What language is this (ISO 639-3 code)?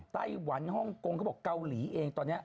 tha